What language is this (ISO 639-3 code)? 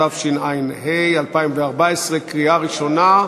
heb